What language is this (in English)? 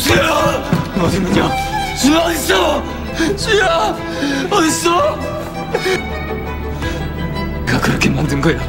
Korean